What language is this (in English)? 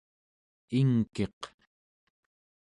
Central Yupik